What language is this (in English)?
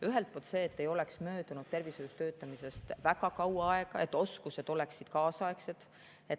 Estonian